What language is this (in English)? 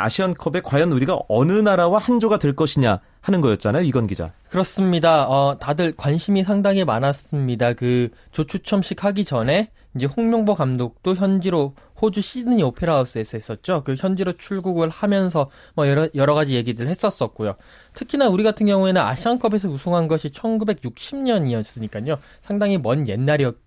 Korean